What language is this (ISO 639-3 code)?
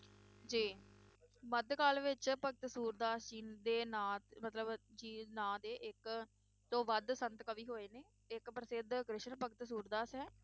pan